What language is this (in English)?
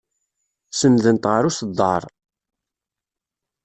Kabyle